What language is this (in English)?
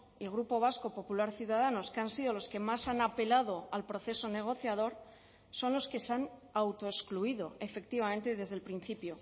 Spanish